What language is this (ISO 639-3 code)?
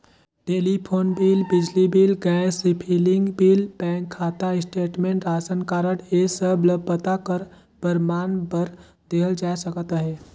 hne